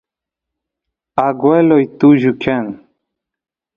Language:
Santiago del Estero Quichua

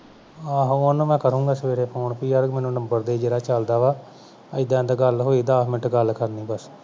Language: Punjabi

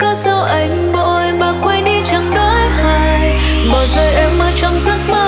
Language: Vietnamese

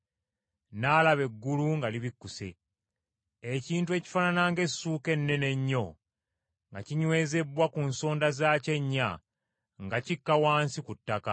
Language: Ganda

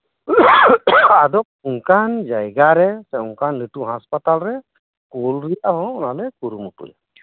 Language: Santali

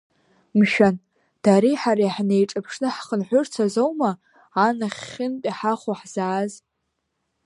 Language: Abkhazian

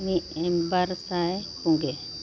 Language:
Santali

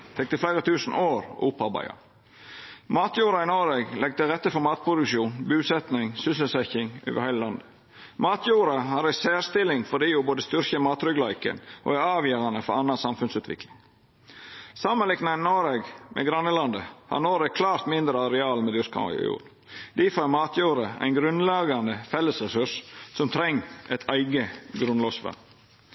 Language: Norwegian Nynorsk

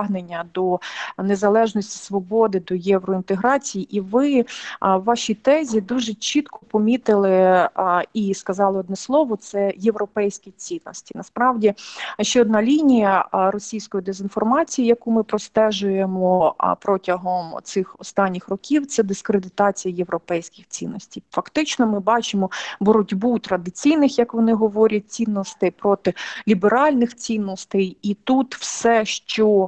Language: Ukrainian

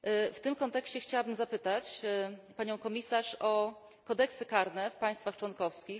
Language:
Polish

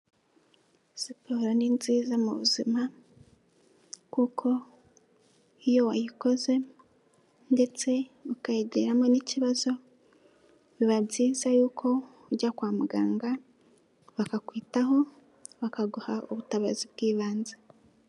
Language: Kinyarwanda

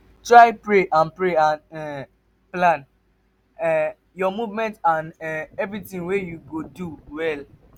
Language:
Nigerian Pidgin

